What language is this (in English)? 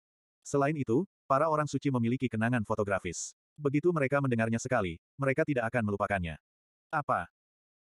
Indonesian